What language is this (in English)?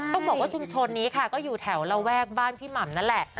Thai